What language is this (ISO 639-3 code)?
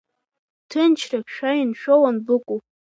abk